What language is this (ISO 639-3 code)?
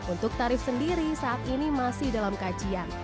ind